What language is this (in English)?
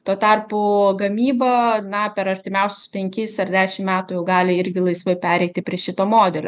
Lithuanian